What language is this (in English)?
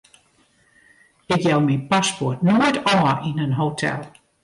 Western Frisian